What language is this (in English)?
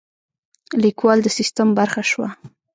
Pashto